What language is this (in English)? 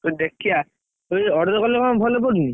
Odia